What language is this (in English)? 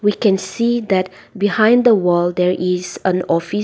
English